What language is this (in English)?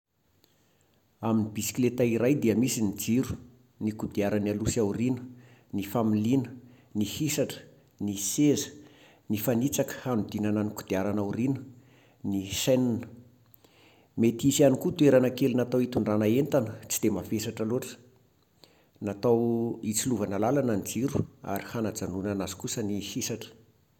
Malagasy